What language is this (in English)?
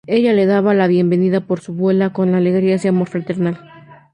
Spanish